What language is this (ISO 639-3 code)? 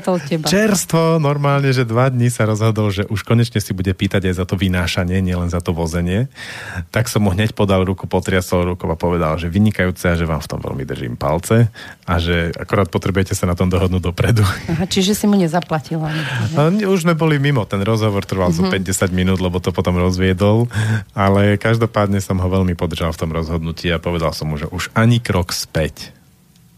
slk